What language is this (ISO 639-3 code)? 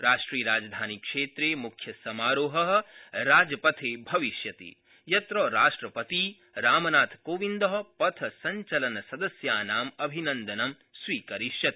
san